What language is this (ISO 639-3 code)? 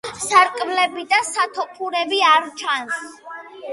kat